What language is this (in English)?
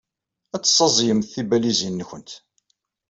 Kabyle